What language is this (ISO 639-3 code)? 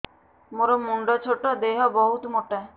ori